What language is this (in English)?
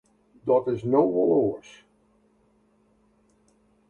Western Frisian